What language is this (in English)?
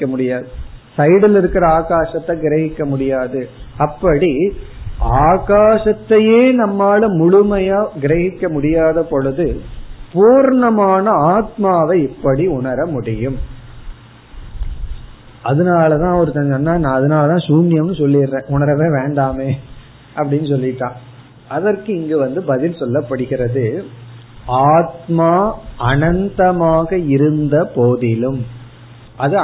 Tamil